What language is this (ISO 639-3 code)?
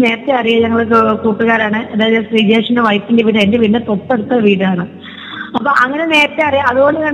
mal